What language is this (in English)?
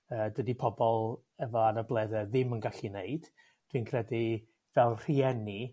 Welsh